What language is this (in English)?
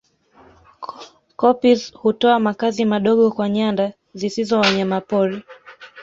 Swahili